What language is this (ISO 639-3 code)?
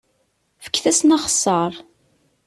kab